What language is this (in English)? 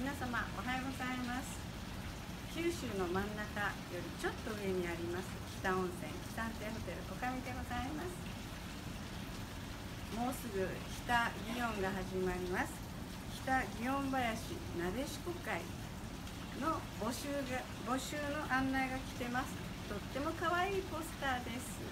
Japanese